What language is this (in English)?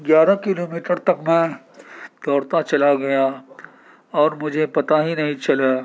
Urdu